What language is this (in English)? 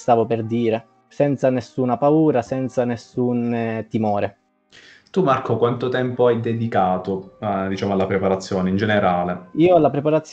Italian